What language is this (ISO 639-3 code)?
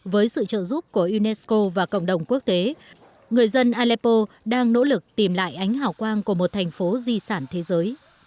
vie